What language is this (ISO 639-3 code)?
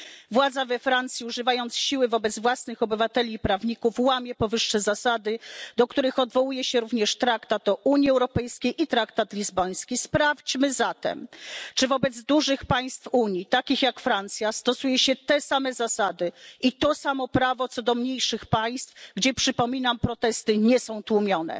pol